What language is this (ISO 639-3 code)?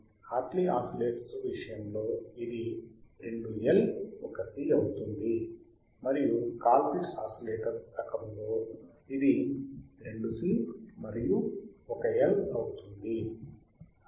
tel